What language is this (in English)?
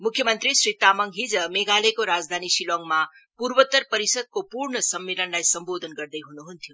Nepali